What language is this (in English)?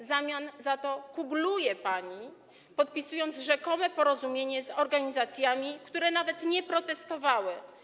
Polish